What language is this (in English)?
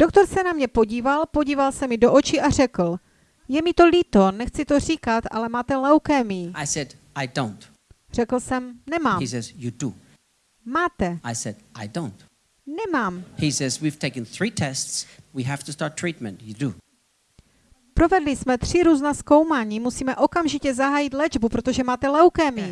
Czech